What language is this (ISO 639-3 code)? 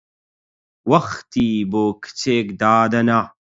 ckb